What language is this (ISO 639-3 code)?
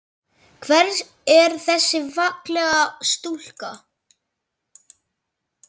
isl